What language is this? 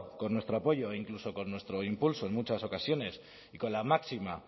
Spanish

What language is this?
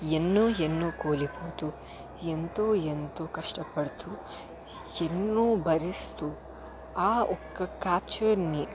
Telugu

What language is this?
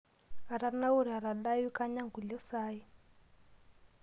Masai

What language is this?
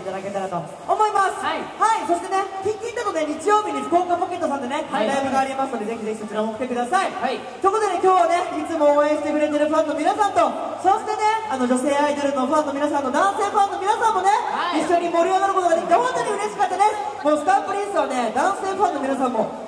Japanese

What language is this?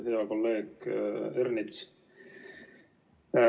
Estonian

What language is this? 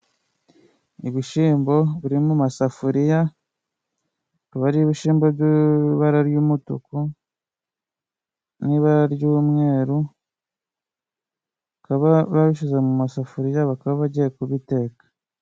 Kinyarwanda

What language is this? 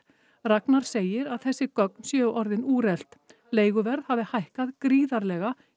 Icelandic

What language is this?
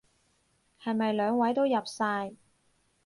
Cantonese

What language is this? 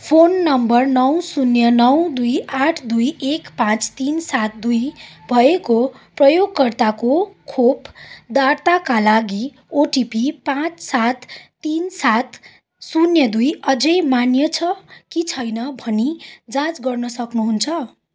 Nepali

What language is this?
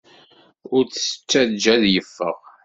Kabyle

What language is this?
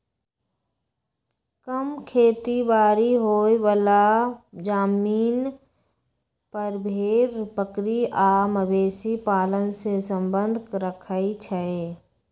Magahi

